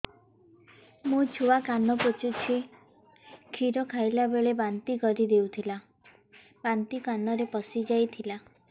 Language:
Odia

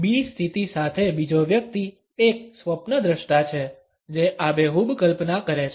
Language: Gujarati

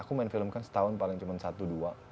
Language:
Indonesian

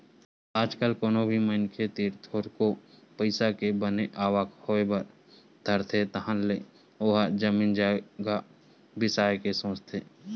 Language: Chhattisgarhi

